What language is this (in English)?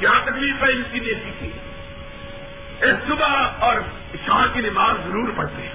Urdu